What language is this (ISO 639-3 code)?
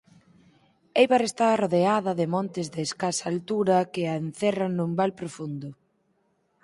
glg